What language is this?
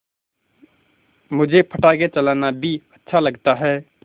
Hindi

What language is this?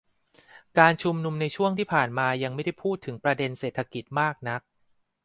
Thai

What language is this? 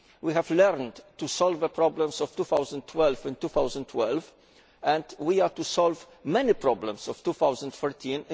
English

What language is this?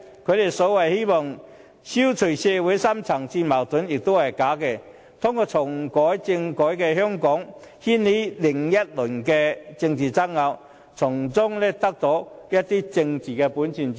Cantonese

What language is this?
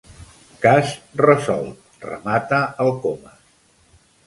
Catalan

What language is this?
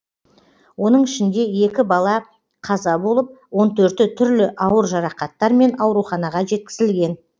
Kazakh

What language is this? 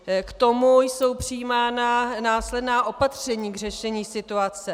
Czech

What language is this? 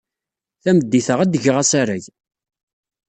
Kabyle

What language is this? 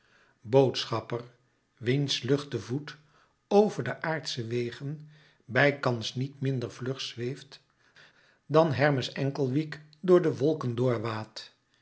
Dutch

